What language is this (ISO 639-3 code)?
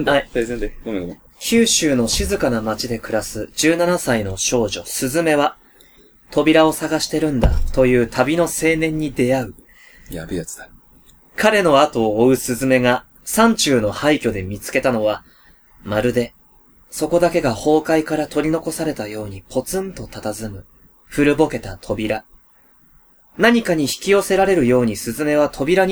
jpn